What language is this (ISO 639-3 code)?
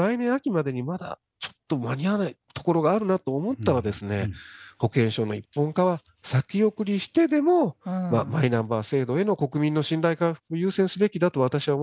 jpn